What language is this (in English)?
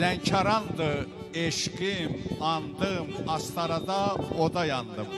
Turkish